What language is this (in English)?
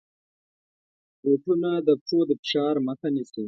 Pashto